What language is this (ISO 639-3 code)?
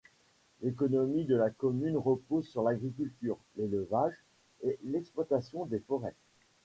fra